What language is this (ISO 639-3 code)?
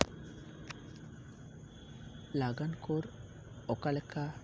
sat